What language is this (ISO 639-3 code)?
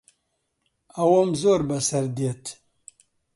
ckb